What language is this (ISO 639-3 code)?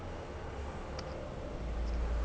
kan